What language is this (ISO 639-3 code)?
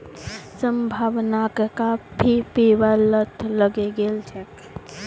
mag